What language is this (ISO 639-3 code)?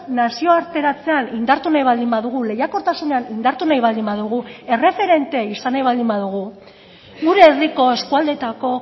eus